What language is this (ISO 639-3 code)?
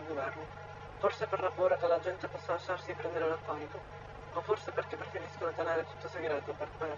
ita